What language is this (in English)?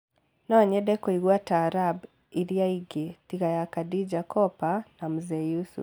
Kikuyu